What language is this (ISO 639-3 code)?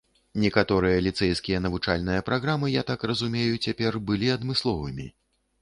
bel